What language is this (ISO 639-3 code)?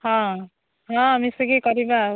ori